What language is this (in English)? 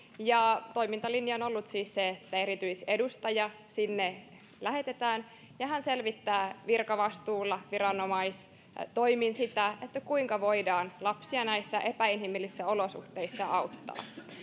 Finnish